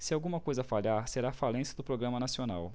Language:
Portuguese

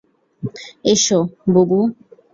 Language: Bangla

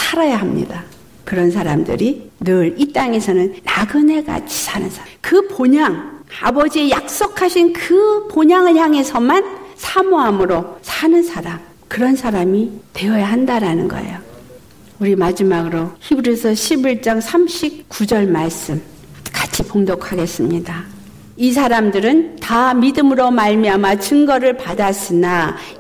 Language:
Korean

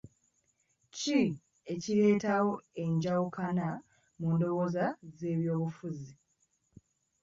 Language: Ganda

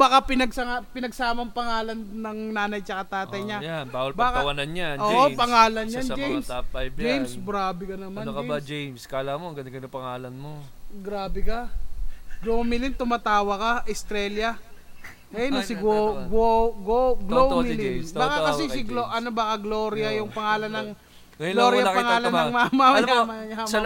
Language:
Filipino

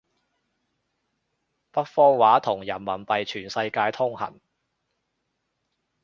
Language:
Cantonese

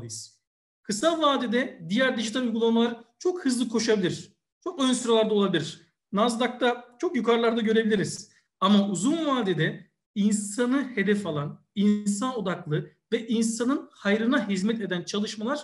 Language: Turkish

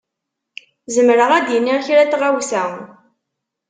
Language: Kabyle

